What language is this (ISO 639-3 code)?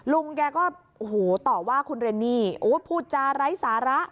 tha